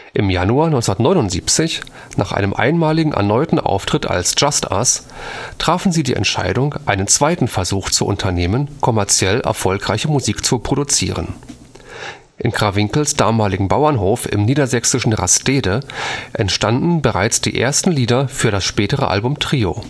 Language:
German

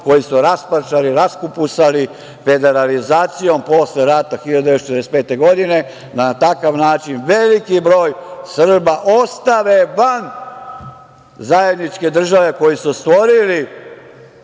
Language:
Serbian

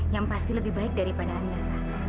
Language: Indonesian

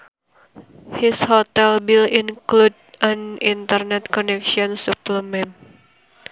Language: Sundanese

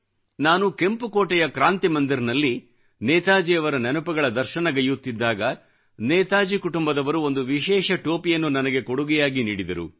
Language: Kannada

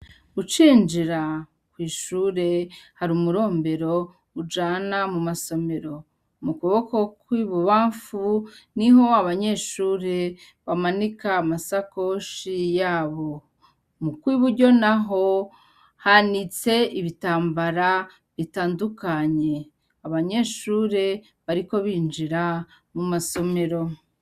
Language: Rundi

